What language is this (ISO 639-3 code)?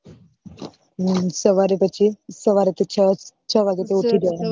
guj